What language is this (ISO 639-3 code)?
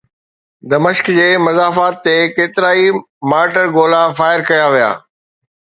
snd